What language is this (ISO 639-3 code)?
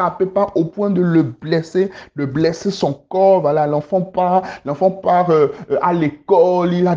fra